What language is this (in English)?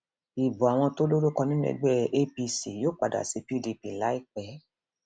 Yoruba